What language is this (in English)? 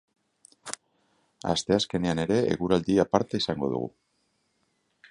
Basque